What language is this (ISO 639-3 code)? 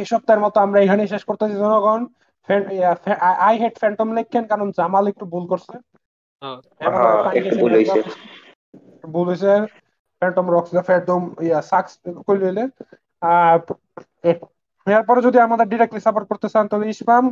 ben